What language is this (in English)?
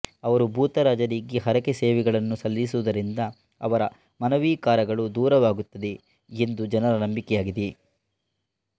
Kannada